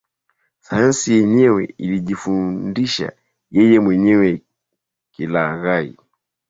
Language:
Swahili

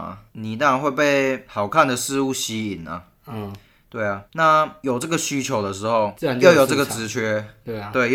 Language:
Chinese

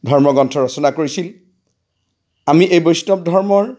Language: Assamese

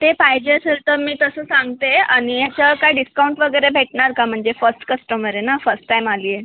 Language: Marathi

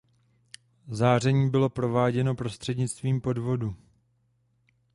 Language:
Czech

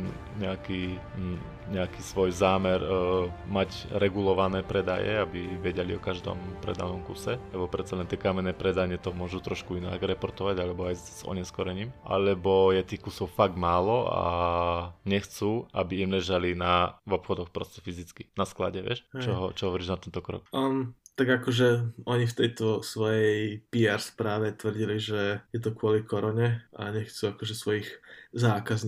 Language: Slovak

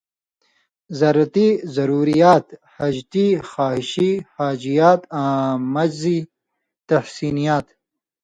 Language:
Indus Kohistani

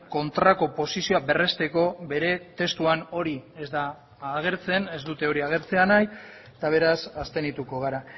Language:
Basque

